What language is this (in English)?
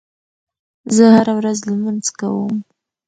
Pashto